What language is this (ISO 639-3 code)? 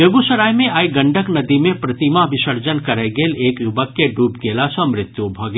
mai